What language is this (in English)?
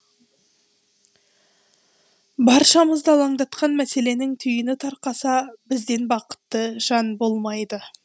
Kazakh